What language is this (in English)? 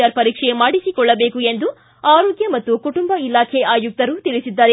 Kannada